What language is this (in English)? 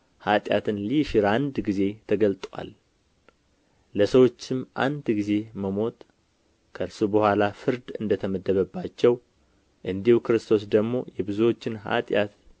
Amharic